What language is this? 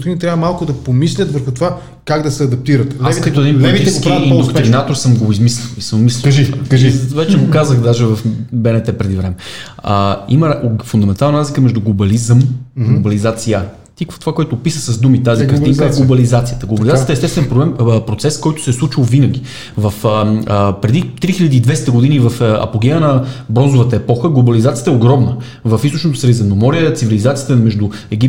Bulgarian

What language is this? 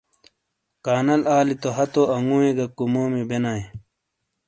Shina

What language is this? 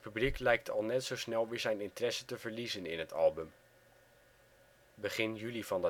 Dutch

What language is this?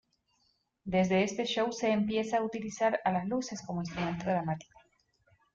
Spanish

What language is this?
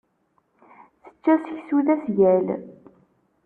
Kabyle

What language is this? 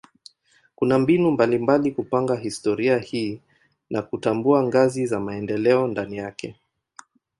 Swahili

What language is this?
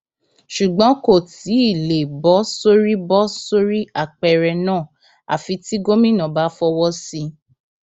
Yoruba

